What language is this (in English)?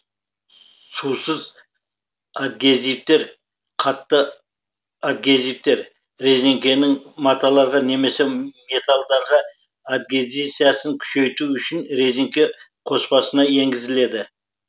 Kazakh